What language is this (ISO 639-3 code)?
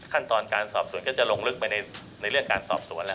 tha